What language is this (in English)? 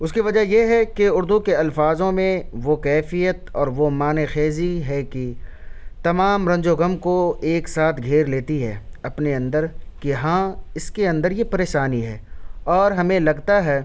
Urdu